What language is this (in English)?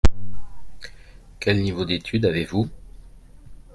French